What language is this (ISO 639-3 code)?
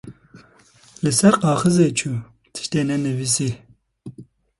kur